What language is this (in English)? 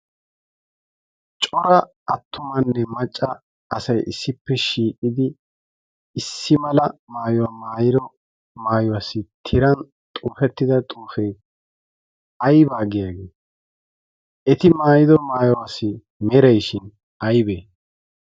Wolaytta